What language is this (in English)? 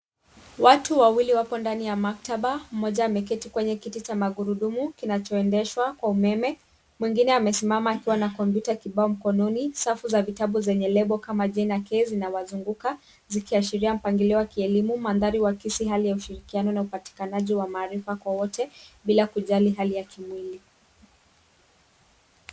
Swahili